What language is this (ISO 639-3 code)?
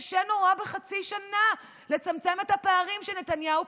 heb